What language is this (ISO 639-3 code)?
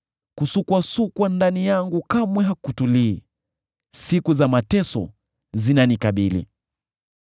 swa